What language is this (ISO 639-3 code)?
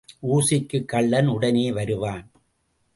tam